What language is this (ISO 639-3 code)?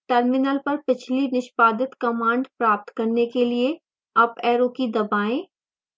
hin